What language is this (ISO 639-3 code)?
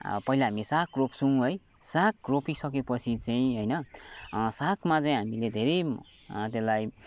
nep